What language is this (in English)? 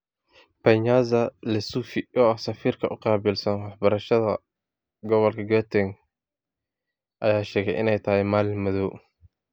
Somali